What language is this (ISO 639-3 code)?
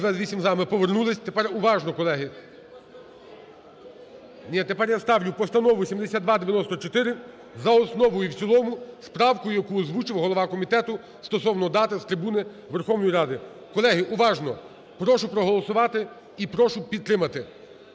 ukr